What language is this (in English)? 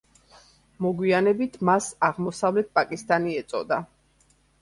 Georgian